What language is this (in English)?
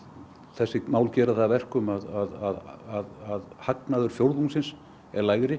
Icelandic